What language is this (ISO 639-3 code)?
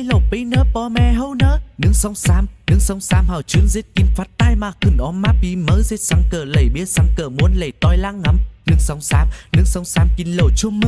vie